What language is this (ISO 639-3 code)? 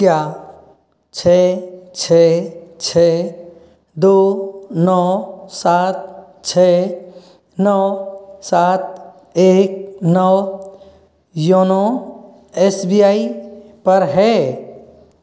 hin